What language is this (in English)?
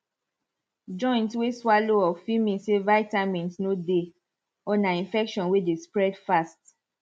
Nigerian Pidgin